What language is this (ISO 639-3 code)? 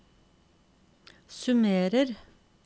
nor